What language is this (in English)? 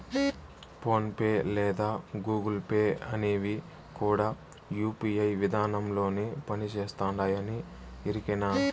Telugu